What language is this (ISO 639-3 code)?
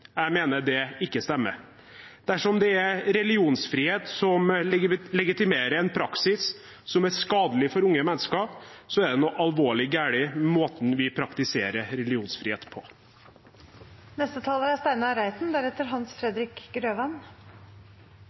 nob